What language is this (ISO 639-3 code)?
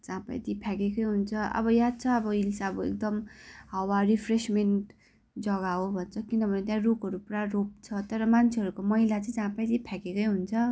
nep